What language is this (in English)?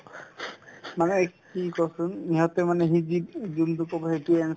Assamese